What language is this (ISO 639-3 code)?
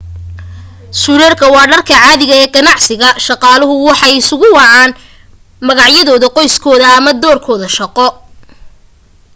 som